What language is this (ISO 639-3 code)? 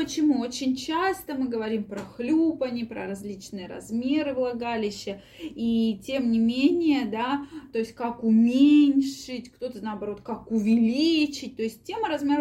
rus